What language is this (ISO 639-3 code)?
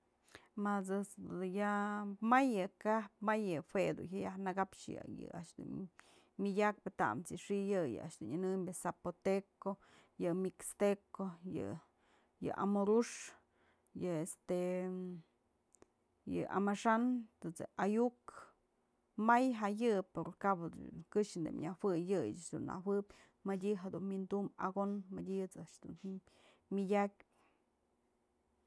mzl